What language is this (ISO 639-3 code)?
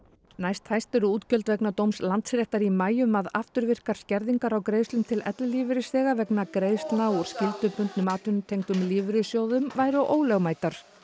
isl